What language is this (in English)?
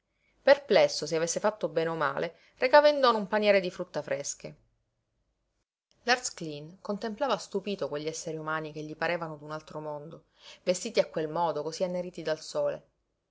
Italian